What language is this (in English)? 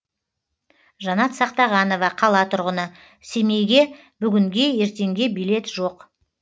Kazakh